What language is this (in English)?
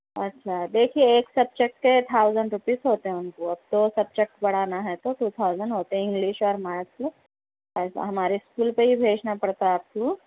Urdu